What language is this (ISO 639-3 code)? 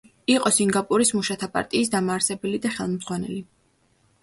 kat